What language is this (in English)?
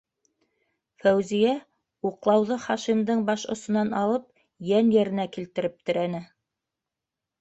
Bashkir